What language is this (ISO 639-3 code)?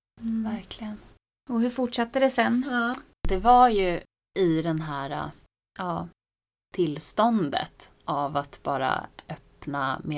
swe